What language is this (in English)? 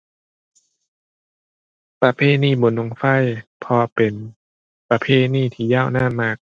Thai